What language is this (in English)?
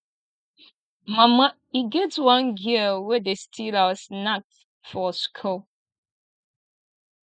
Nigerian Pidgin